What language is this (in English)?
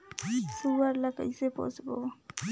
Chhattisgarhi